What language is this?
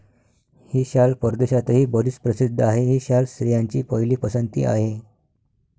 Marathi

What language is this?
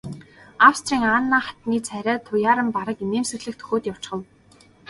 Mongolian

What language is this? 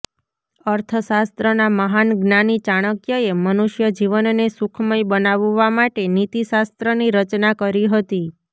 Gujarati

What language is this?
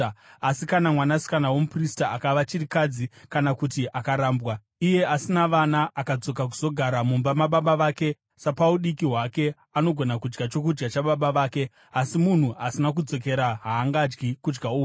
Shona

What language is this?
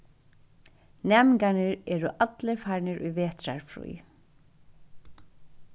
Faroese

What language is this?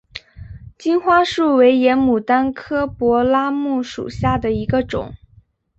Chinese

